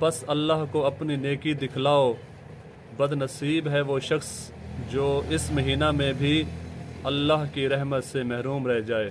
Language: Urdu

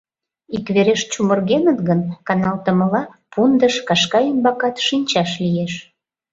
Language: Mari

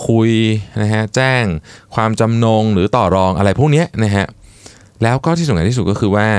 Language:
Thai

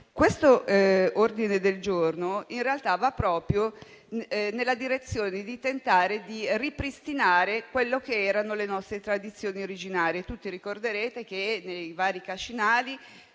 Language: Italian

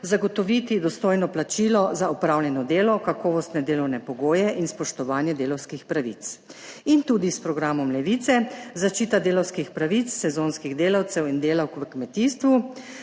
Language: Slovenian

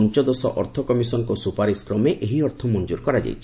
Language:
Odia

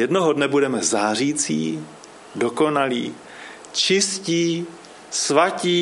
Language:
Czech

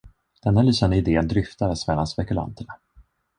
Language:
Swedish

